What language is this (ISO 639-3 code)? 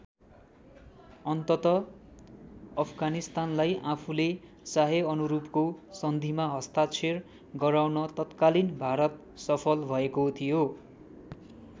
nep